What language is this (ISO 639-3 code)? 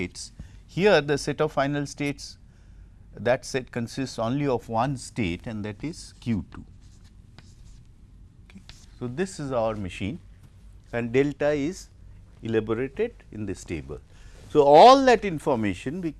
eng